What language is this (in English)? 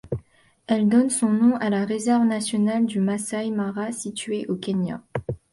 French